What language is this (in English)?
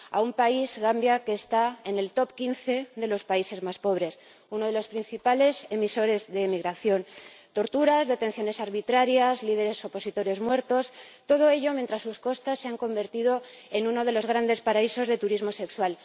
Spanish